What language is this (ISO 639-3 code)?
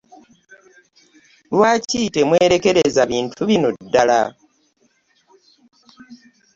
lug